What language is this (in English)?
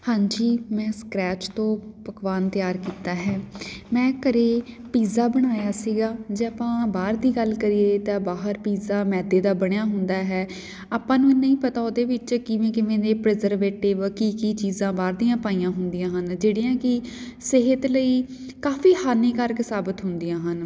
Punjabi